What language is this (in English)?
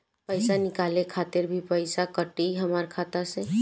Bhojpuri